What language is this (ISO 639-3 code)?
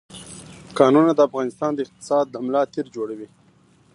pus